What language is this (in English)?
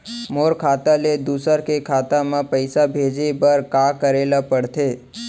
Chhattisgarhi